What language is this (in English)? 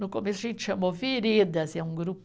Portuguese